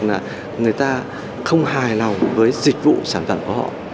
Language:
Vietnamese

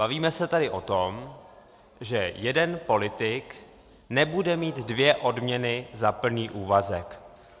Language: Czech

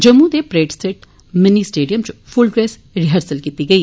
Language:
Dogri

